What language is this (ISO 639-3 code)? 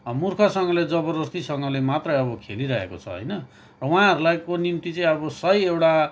nep